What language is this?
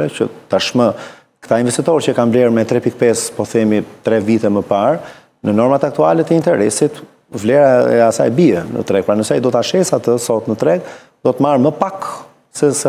Romanian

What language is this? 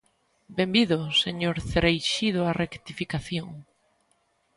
Galician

